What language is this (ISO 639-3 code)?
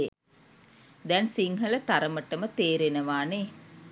sin